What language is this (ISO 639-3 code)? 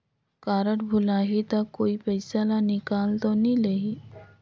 hne